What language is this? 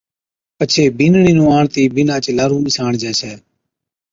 Od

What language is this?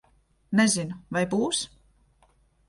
Latvian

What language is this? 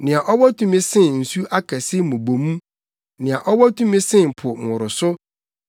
Akan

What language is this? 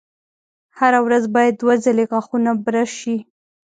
Pashto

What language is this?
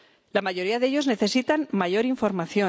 Spanish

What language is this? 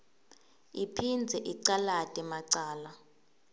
Swati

